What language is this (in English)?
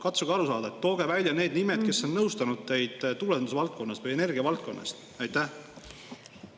Estonian